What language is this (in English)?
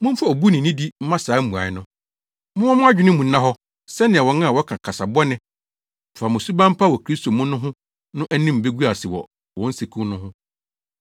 Akan